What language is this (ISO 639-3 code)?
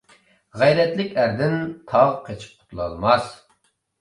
uig